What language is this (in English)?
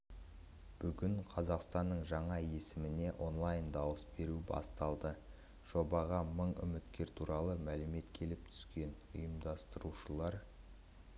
Kazakh